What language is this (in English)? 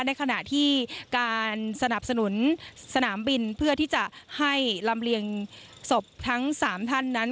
Thai